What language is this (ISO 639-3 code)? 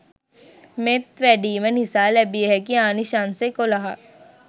sin